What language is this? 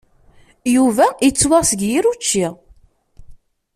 Kabyle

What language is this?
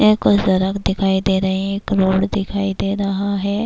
Urdu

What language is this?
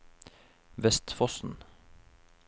Norwegian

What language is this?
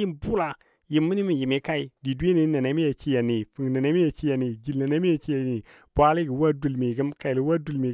Dadiya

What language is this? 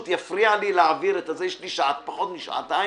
Hebrew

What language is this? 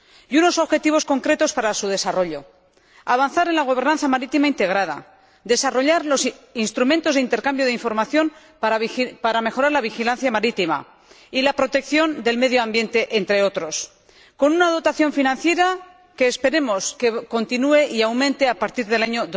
Spanish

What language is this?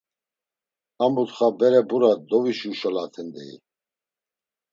Laz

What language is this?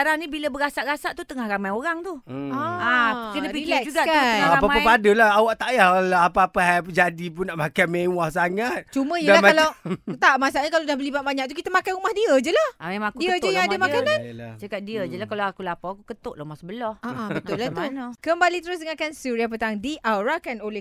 Malay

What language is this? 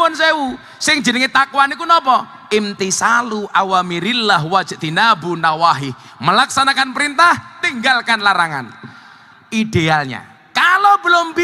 Indonesian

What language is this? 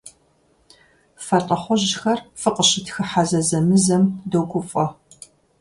Kabardian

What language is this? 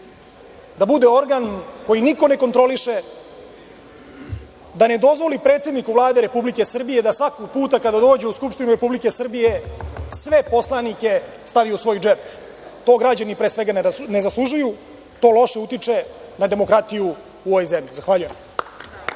Serbian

